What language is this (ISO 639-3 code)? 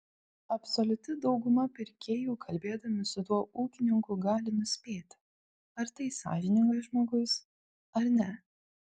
lit